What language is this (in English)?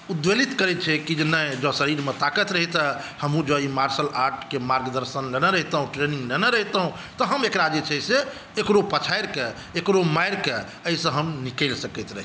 Maithili